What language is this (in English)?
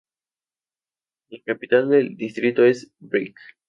Spanish